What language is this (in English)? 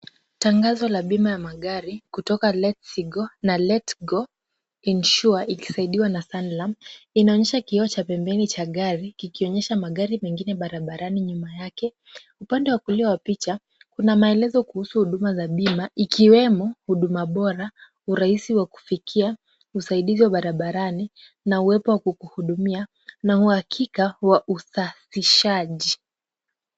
Swahili